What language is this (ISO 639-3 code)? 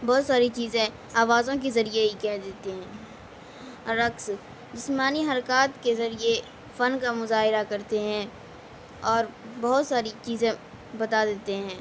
urd